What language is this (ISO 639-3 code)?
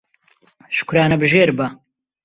ckb